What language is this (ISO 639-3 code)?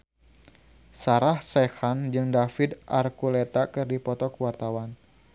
sun